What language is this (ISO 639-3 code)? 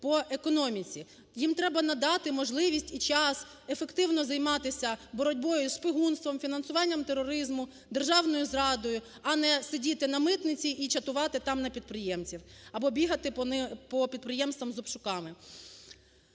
ukr